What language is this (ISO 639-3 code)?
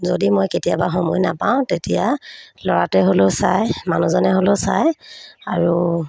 asm